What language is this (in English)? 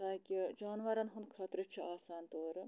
Kashmiri